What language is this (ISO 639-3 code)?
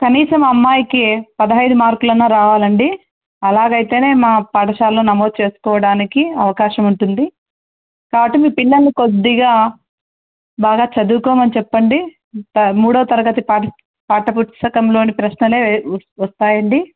tel